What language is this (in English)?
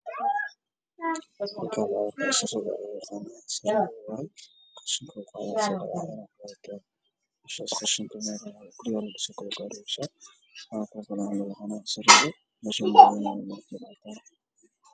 Somali